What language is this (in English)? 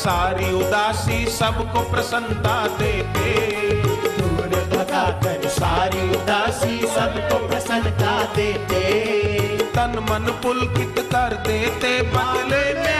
Hindi